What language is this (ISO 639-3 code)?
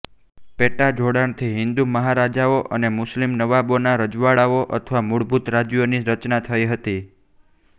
guj